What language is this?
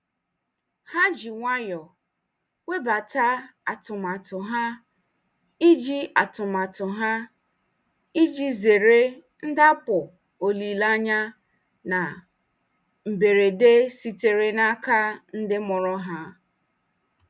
Igbo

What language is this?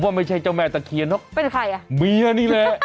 Thai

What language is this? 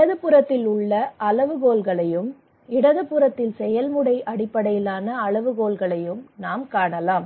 Tamil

